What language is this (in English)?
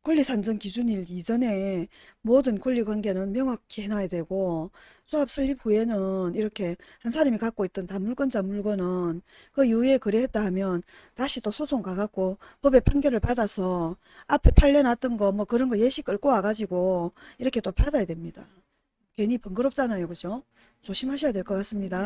Korean